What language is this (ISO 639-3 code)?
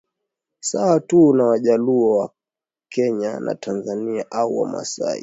swa